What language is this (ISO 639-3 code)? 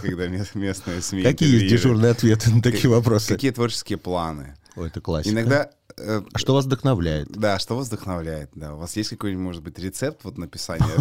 rus